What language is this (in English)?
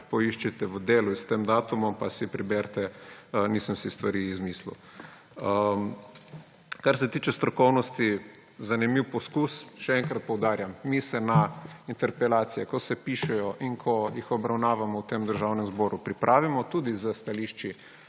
Slovenian